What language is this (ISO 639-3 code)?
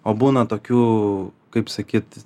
lit